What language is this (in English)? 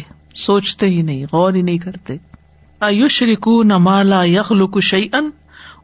Urdu